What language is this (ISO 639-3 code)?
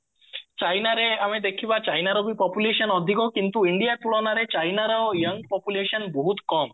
ori